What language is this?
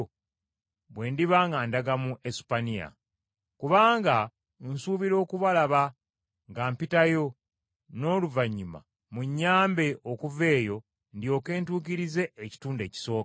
Ganda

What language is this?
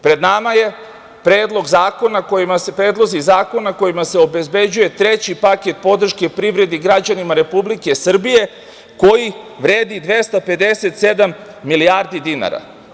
Serbian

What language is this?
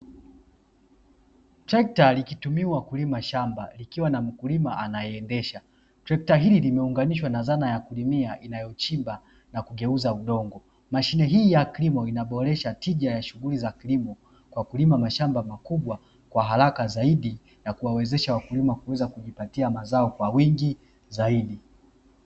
Swahili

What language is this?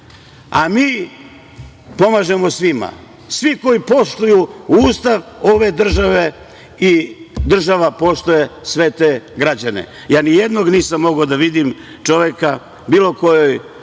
Serbian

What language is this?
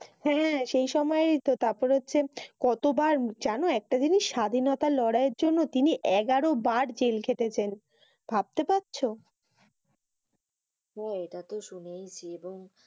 Bangla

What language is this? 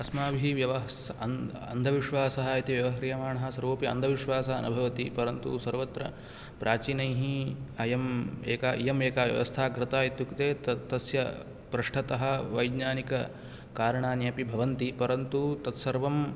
Sanskrit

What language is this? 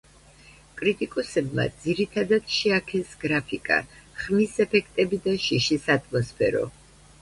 Georgian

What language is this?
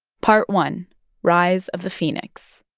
English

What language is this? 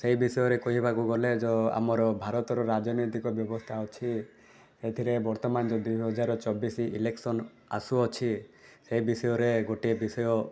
Odia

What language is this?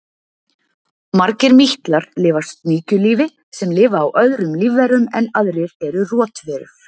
Icelandic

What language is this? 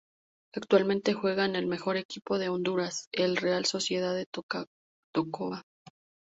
Spanish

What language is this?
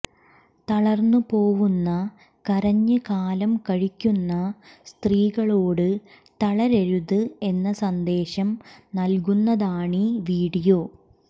Malayalam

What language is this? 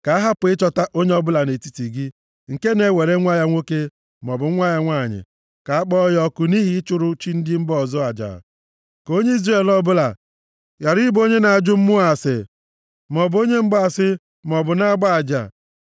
Igbo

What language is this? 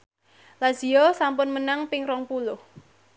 Javanese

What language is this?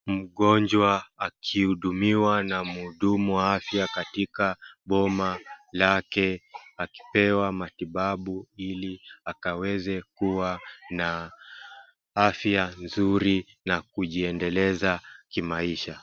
Swahili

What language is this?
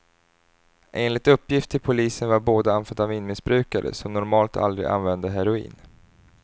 Swedish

